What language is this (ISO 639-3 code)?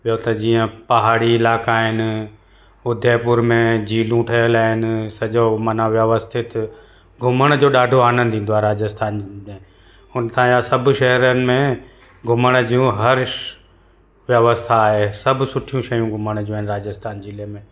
snd